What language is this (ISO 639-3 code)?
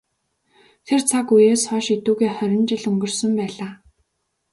mon